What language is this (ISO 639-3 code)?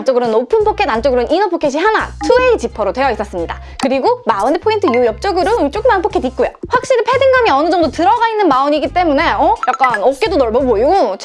kor